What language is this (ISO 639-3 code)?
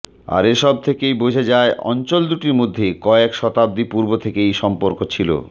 ben